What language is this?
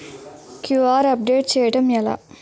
Telugu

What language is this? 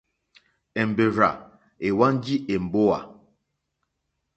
Mokpwe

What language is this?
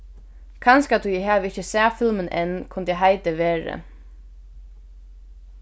Faroese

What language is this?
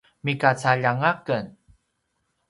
Paiwan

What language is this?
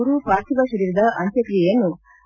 Kannada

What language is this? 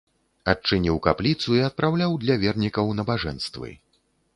Belarusian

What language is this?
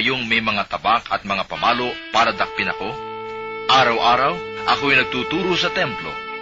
Filipino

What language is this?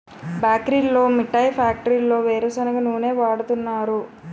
Telugu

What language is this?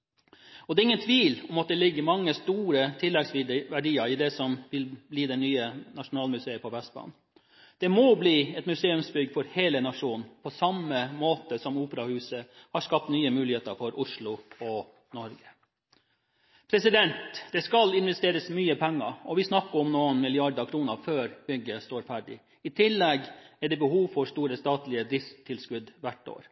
Norwegian Bokmål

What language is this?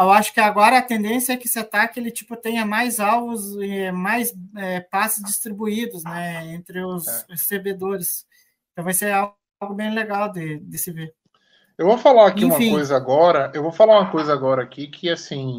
Portuguese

